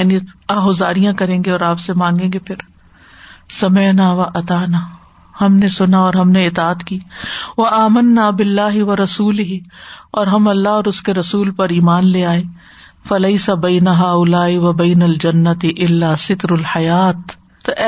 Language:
Urdu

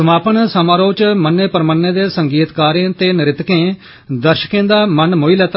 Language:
Dogri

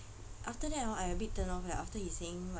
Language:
English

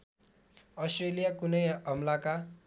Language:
Nepali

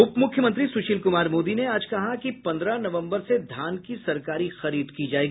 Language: Hindi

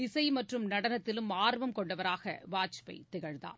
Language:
Tamil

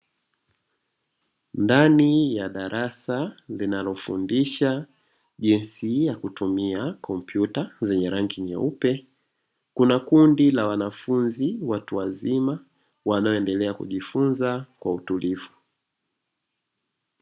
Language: Swahili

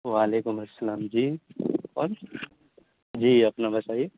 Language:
Urdu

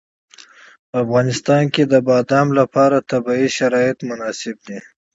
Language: Pashto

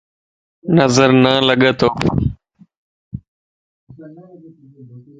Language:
Lasi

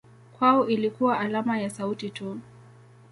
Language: Swahili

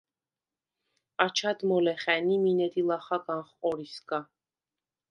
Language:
Svan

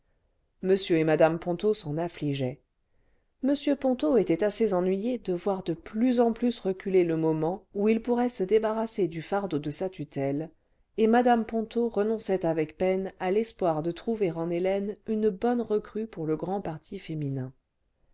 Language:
French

